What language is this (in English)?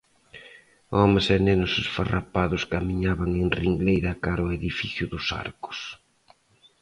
Galician